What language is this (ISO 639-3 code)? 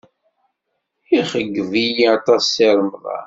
kab